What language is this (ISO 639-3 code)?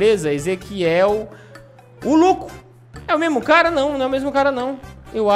por